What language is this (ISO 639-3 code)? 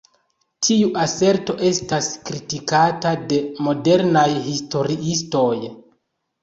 epo